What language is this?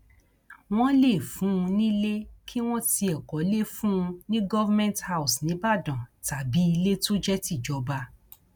Yoruba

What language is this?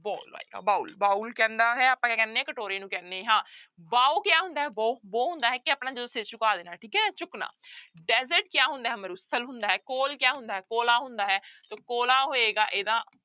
Punjabi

